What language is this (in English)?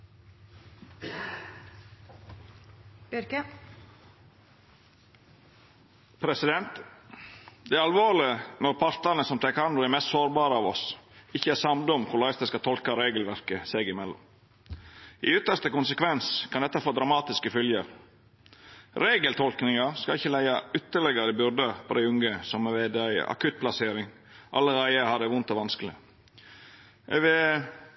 Norwegian Nynorsk